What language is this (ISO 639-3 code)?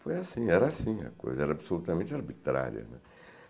por